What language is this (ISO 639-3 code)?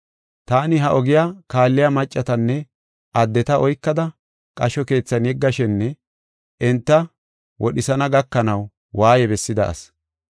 gof